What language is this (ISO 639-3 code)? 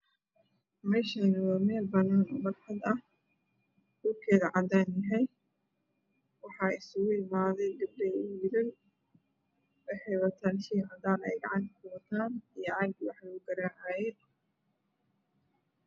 som